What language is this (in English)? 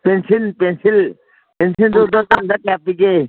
Manipuri